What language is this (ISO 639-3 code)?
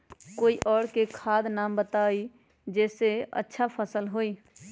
mag